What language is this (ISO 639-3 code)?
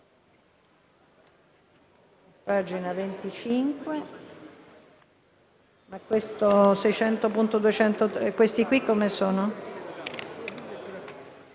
ita